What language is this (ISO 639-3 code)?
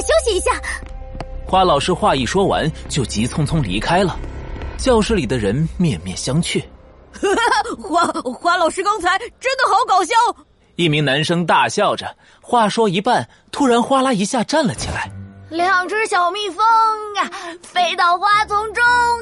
zho